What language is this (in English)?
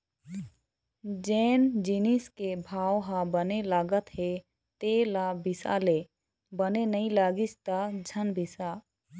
Chhattisgarhi